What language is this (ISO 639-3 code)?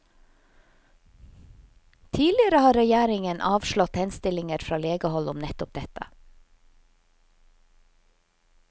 nor